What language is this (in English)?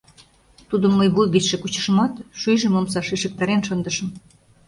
Mari